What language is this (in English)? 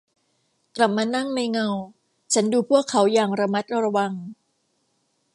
Thai